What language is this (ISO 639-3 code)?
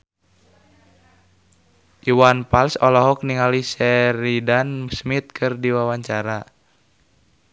sun